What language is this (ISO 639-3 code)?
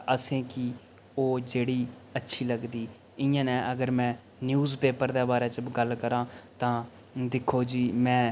doi